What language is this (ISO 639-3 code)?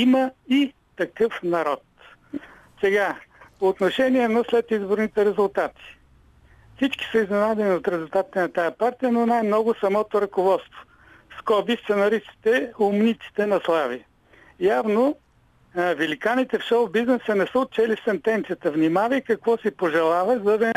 bul